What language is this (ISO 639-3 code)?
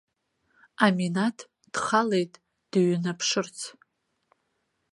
abk